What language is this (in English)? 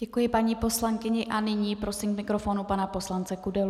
Czech